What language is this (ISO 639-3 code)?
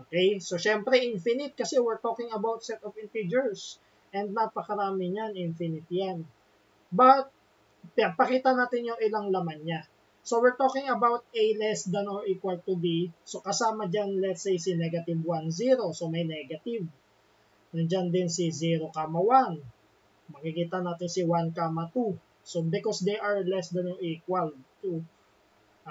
fil